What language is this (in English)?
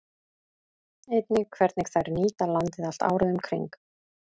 Icelandic